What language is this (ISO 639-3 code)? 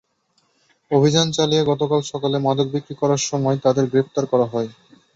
ben